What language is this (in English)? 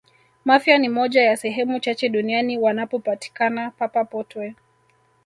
Swahili